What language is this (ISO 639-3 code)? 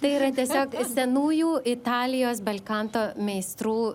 lit